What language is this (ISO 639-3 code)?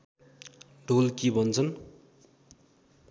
nep